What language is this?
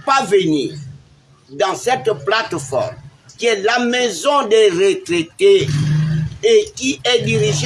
French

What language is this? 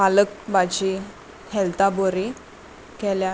Konkani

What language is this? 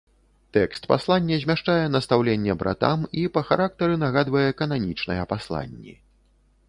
Belarusian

